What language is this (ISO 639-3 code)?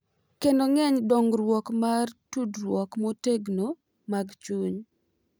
luo